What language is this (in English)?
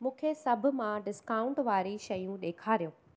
Sindhi